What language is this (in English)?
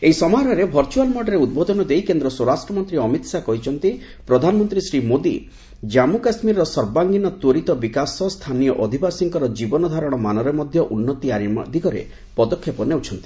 Odia